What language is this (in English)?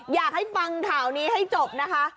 Thai